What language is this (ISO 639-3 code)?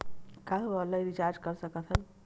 hne